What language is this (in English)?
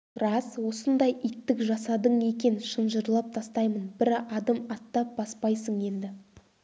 Kazakh